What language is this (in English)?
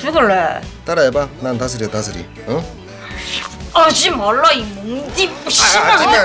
Korean